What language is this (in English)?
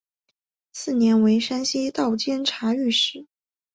Chinese